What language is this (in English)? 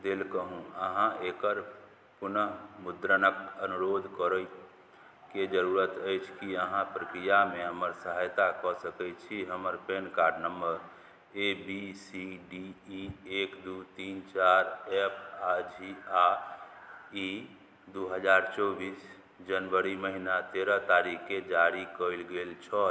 Maithili